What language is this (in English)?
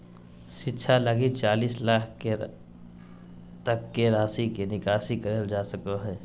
Magahi